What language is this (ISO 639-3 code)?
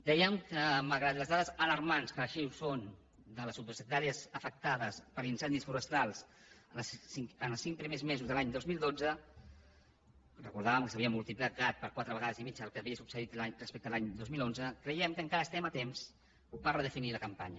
cat